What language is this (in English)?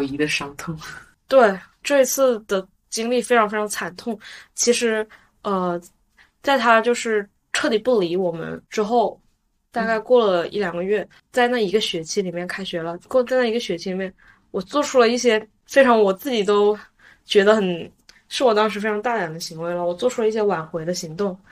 Chinese